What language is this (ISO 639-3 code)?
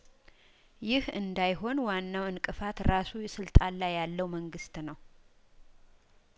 amh